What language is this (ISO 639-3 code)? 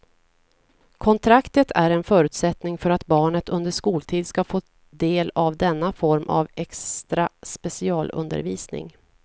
swe